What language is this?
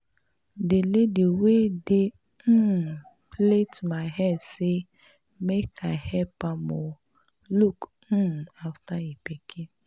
Nigerian Pidgin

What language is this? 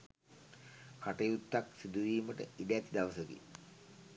Sinhala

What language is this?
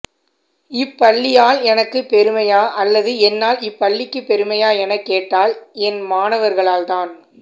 Tamil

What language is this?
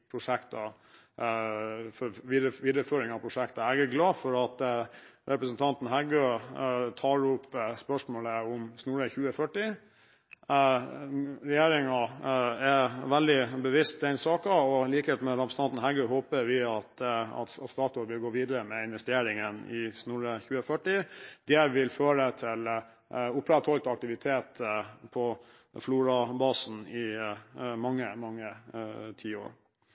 Norwegian Bokmål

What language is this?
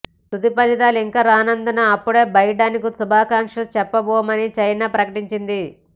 Telugu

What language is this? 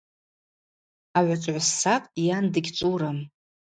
Abaza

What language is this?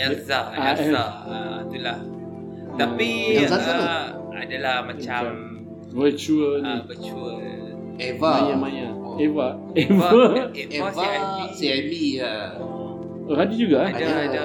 Malay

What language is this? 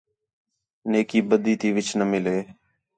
Khetrani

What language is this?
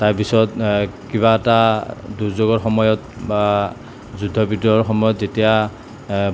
Assamese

